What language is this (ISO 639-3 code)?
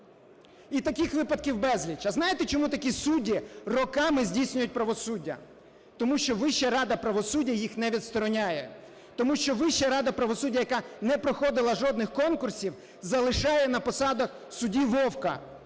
ukr